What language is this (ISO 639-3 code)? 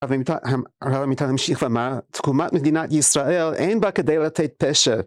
heb